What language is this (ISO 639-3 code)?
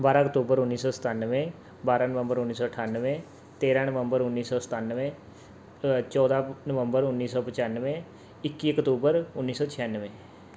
pan